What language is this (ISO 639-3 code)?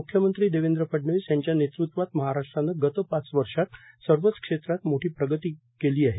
mar